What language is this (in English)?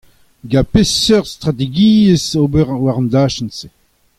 Breton